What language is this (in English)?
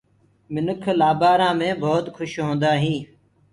Gurgula